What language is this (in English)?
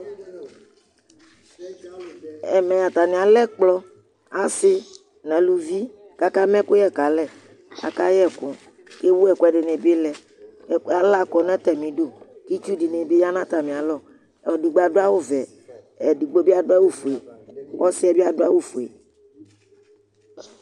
Ikposo